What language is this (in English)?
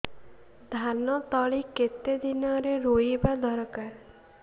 Odia